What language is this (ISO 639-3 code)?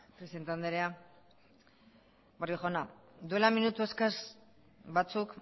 eus